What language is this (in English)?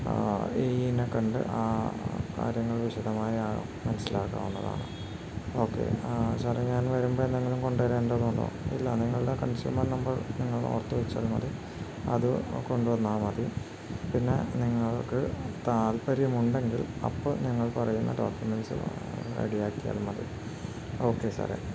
Malayalam